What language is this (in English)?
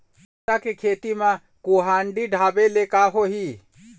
Chhattisgarhi